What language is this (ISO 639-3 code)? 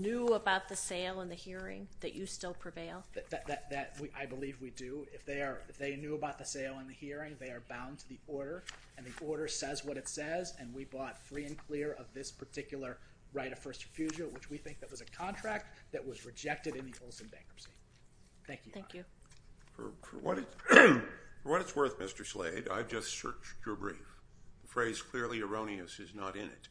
eng